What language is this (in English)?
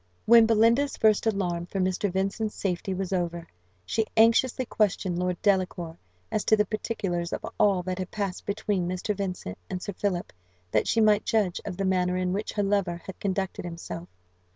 English